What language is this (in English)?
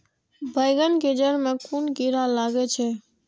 Maithili